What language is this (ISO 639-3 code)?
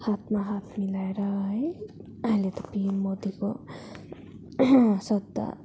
nep